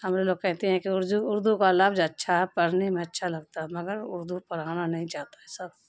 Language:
Urdu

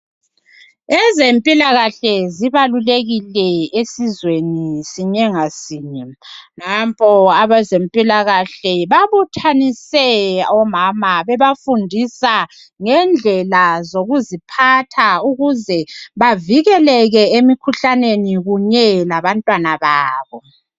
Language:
North Ndebele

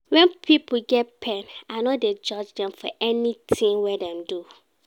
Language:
Nigerian Pidgin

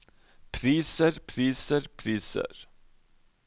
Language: Norwegian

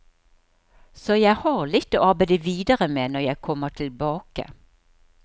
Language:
Norwegian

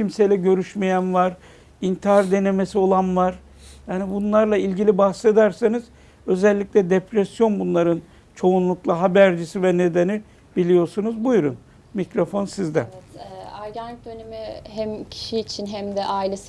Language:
Turkish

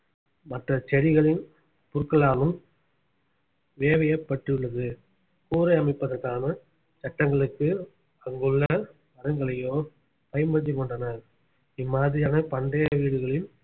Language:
Tamil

